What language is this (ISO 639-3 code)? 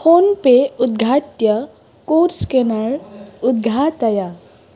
san